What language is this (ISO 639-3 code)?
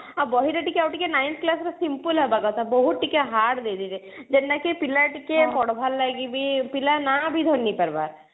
ori